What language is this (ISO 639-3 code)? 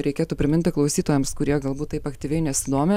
lit